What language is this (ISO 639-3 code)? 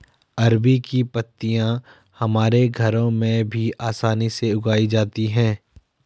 hin